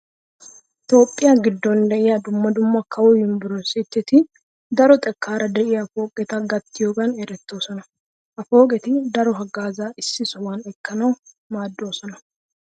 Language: Wolaytta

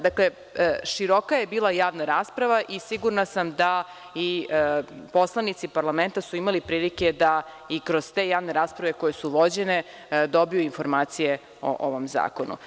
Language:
Serbian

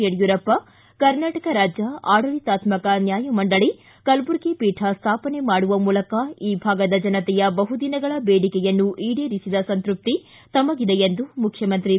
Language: Kannada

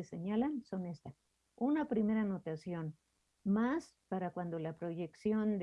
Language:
Spanish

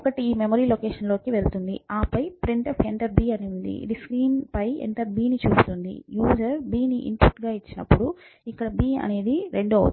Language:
Telugu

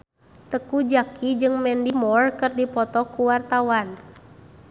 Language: Sundanese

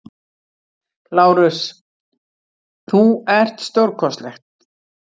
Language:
Icelandic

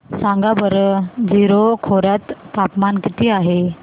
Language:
Marathi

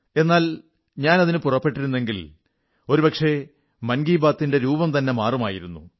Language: Malayalam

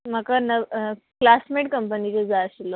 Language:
Konkani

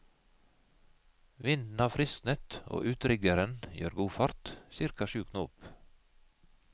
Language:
Norwegian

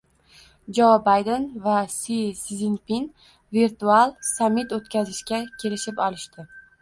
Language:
Uzbek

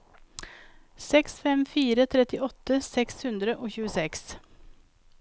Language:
Norwegian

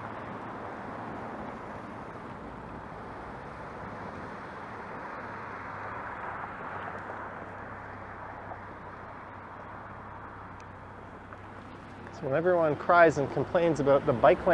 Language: English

